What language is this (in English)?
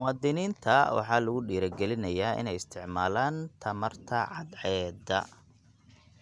Somali